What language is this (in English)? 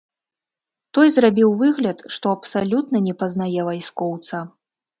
Belarusian